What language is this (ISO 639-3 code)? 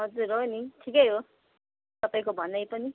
nep